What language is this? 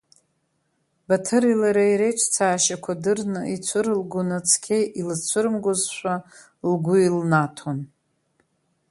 Abkhazian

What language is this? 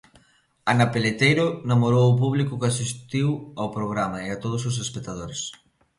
Galician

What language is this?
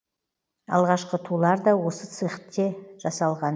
Kazakh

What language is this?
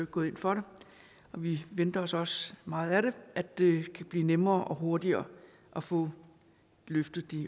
Danish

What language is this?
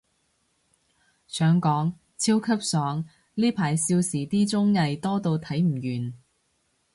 Cantonese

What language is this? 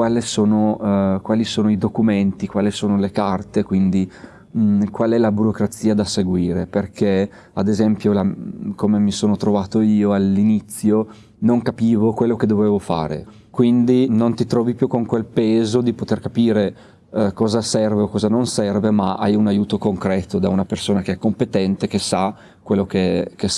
Italian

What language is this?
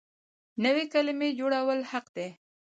Pashto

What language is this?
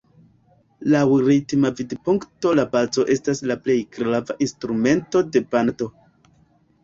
Esperanto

